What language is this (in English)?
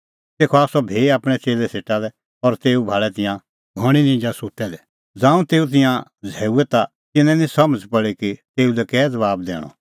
Kullu Pahari